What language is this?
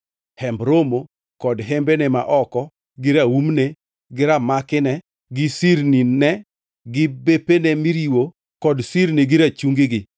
Luo (Kenya and Tanzania)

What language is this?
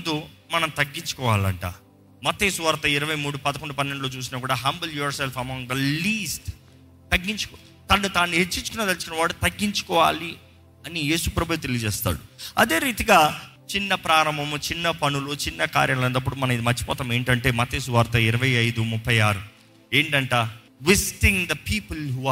Telugu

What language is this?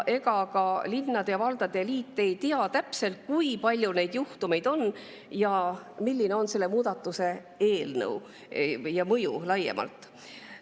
Estonian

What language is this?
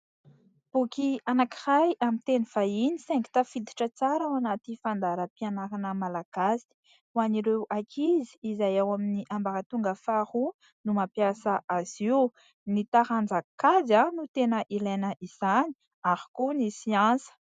Malagasy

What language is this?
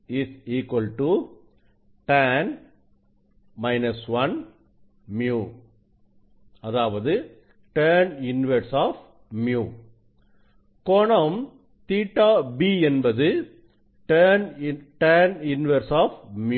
Tamil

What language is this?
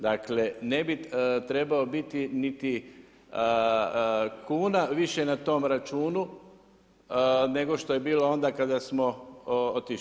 Croatian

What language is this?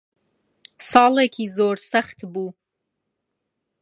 Central Kurdish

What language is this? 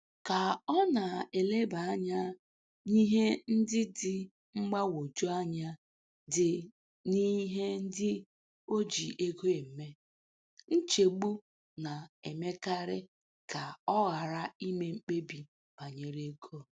Igbo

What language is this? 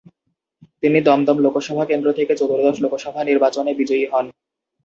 Bangla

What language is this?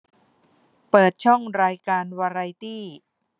Thai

